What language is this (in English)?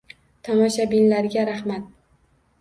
Uzbek